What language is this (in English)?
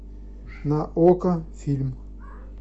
Russian